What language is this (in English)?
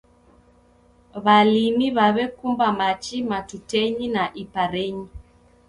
Taita